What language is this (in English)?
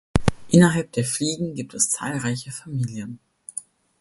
German